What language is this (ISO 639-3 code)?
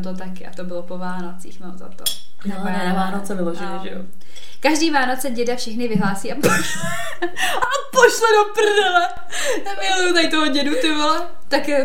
ces